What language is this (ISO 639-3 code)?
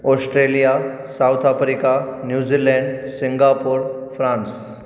snd